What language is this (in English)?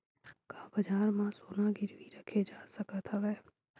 Chhattisgarhi